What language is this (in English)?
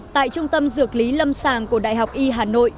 Vietnamese